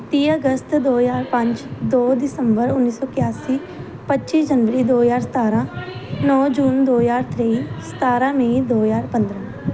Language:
Punjabi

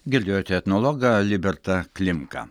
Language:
Lithuanian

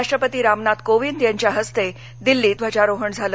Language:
Marathi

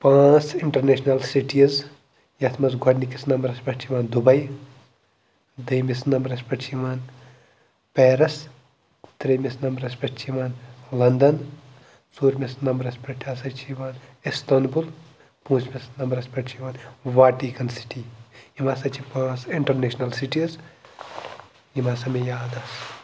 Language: Kashmiri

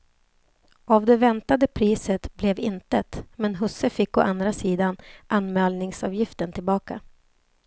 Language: Swedish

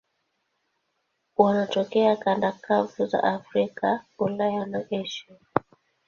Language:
Swahili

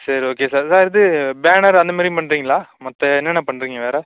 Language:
Tamil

